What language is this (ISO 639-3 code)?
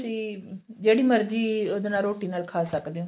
pan